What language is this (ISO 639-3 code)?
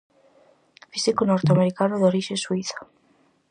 glg